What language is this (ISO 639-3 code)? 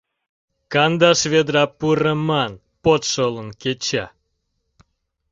chm